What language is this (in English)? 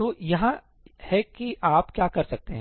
Hindi